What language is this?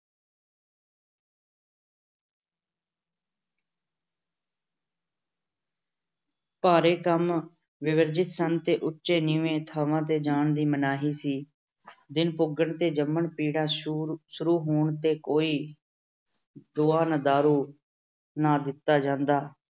Punjabi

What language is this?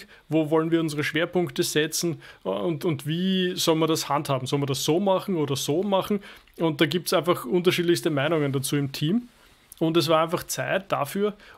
German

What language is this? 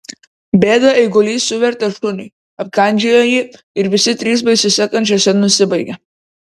Lithuanian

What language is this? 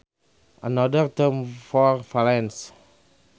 Sundanese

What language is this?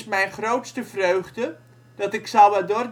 Dutch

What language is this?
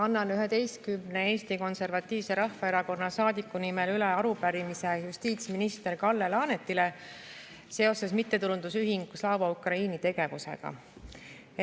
Estonian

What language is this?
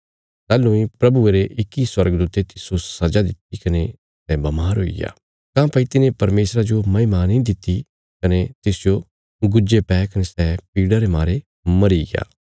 Bilaspuri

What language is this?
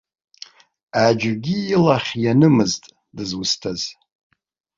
Abkhazian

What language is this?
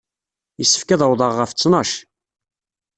Kabyle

